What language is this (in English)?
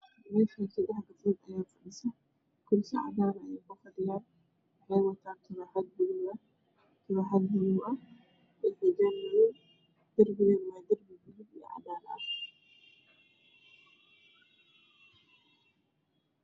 Somali